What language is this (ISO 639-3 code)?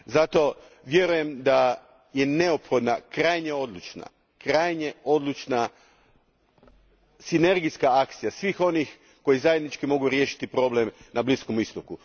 hrv